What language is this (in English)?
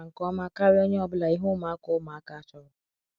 Igbo